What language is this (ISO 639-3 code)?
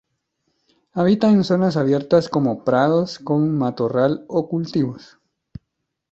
spa